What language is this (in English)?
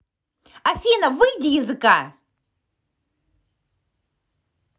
Russian